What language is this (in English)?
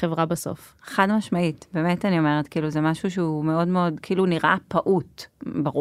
Hebrew